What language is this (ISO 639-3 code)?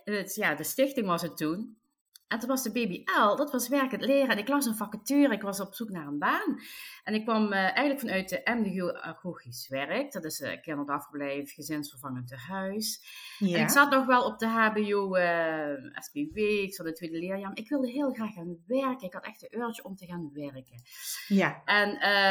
nld